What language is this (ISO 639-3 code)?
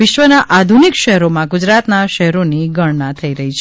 guj